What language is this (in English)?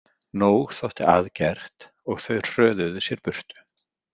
Icelandic